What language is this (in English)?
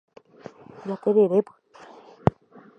Guarani